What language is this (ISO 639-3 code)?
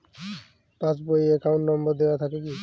ben